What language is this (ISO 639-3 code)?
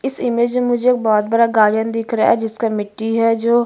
hin